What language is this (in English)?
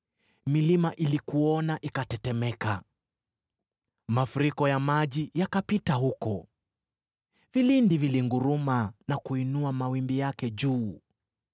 Swahili